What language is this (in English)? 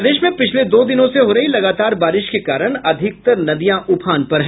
Hindi